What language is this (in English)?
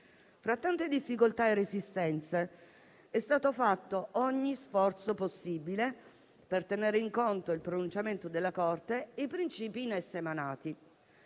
Italian